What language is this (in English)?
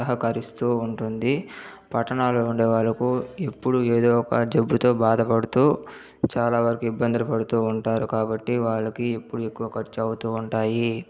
Telugu